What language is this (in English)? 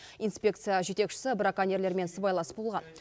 Kazakh